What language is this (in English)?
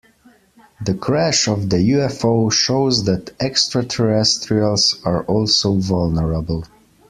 English